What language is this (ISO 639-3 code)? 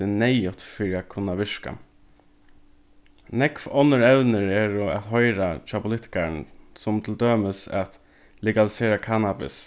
fao